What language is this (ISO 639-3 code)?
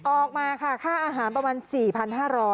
tha